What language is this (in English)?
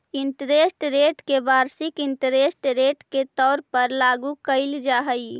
Magahi